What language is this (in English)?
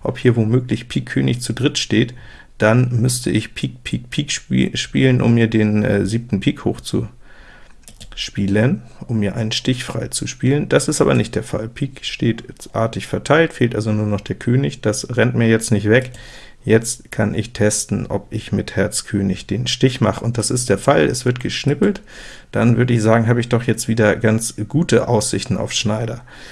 German